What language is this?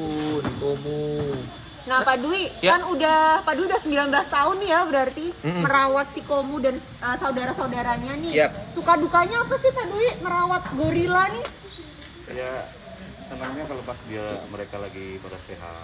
Indonesian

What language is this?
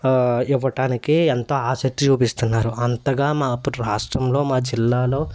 Telugu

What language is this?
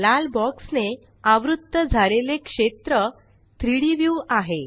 Marathi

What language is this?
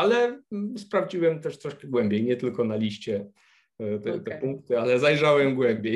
Polish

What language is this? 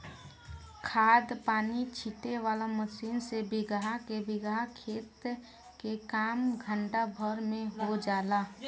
Bhojpuri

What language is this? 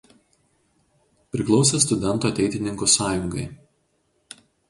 Lithuanian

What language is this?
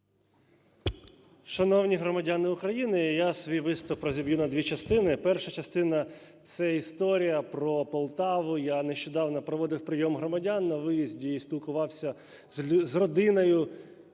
Ukrainian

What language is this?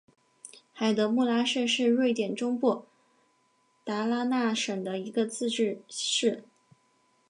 Chinese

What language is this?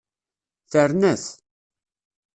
Kabyle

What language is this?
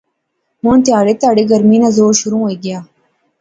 Pahari-Potwari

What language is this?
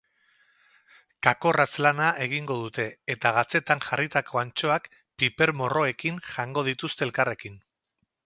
Basque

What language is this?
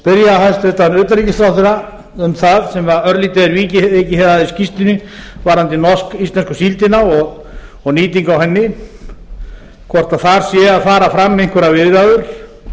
Icelandic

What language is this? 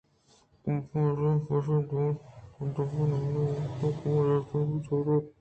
Eastern Balochi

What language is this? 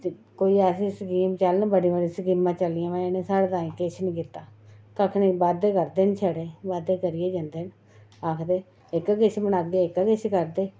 Dogri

